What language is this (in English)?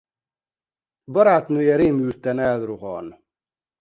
Hungarian